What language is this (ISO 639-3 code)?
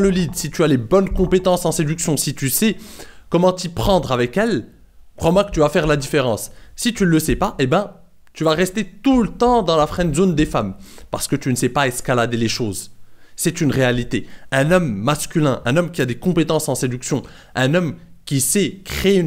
fra